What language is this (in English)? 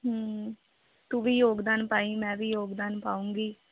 Punjabi